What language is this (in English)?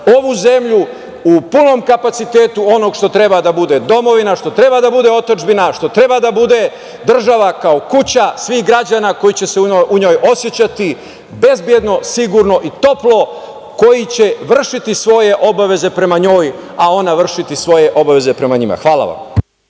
Serbian